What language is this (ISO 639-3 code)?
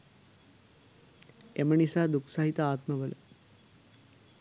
sin